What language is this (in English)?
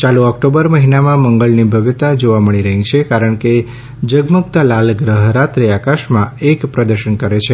Gujarati